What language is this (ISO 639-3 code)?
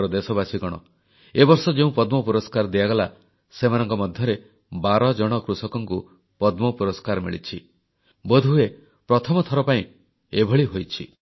ori